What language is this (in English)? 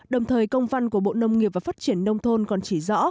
Vietnamese